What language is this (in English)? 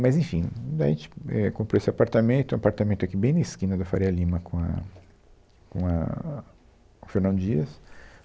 Portuguese